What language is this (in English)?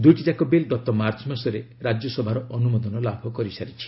Odia